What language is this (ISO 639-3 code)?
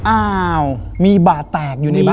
tha